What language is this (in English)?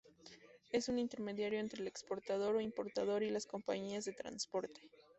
Spanish